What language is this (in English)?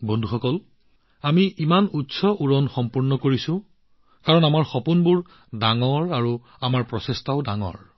Assamese